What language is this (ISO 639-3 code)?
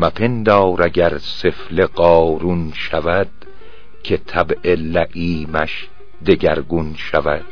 fas